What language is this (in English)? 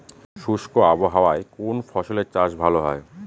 Bangla